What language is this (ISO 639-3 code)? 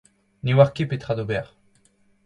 bre